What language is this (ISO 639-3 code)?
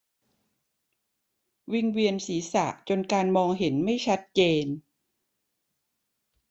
tha